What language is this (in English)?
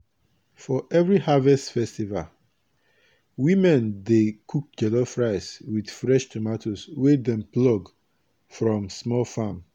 Nigerian Pidgin